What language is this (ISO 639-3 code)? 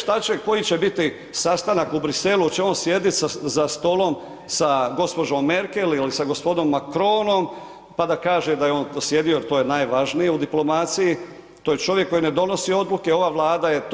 hrv